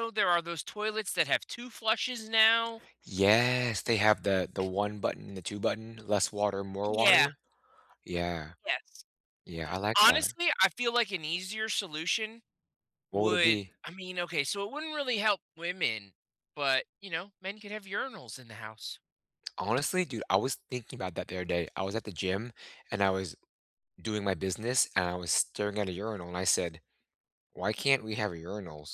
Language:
English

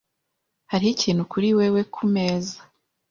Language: Kinyarwanda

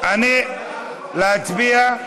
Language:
Hebrew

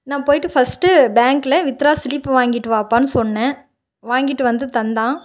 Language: Tamil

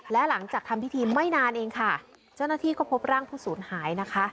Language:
Thai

